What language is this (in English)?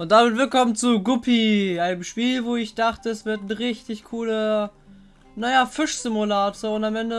German